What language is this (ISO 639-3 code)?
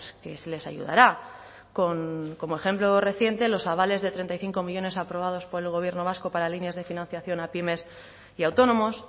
spa